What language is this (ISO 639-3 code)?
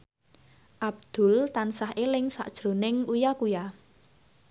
jav